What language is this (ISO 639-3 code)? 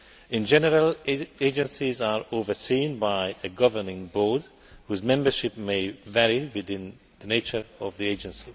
eng